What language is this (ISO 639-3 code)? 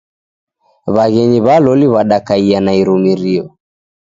dav